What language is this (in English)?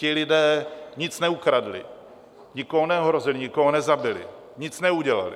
Czech